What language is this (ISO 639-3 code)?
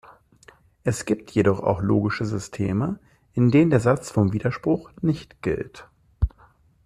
deu